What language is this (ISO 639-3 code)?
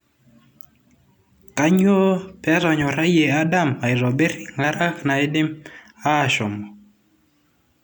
mas